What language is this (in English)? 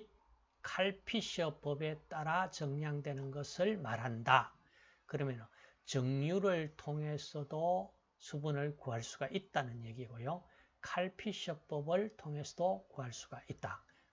Korean